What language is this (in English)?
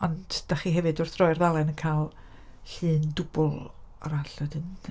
Welsh